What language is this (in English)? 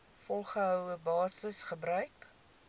Afrikaans